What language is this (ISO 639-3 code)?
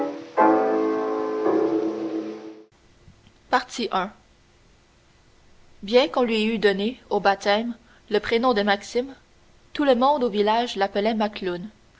fra